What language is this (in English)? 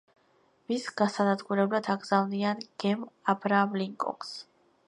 Georgian